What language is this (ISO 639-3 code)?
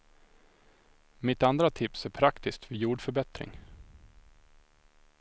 swe